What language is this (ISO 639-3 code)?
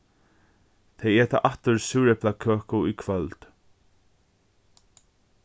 fao